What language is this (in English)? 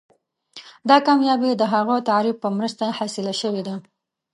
Pashto